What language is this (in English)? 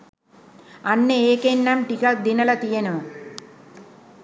Sinhala